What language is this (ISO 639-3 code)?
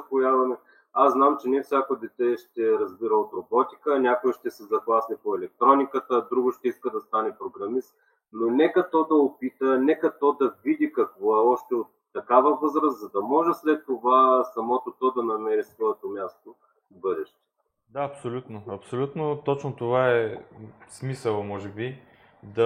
bul